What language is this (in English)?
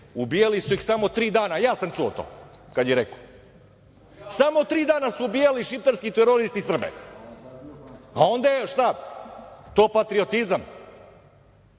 Serbian